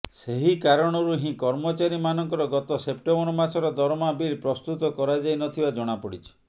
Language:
Odia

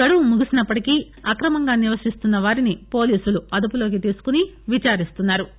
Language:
Telugu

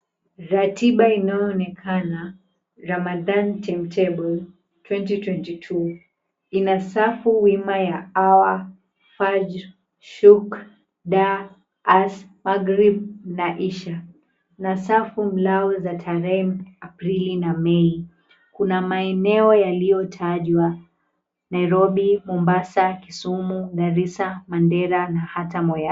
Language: Swahili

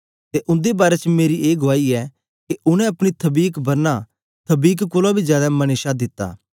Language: Dogri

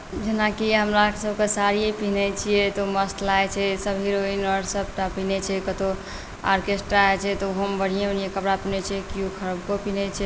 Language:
Maithili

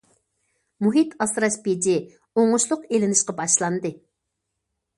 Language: Uyghur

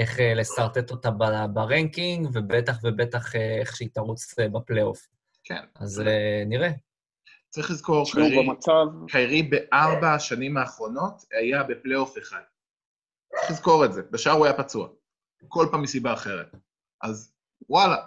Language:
Hebrew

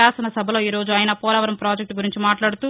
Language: Telugu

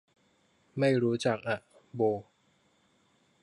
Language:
Thai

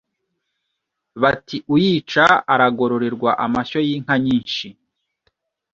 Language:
Kinyarwanda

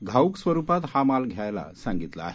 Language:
Marathi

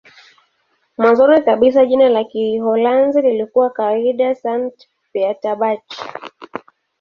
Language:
Swahili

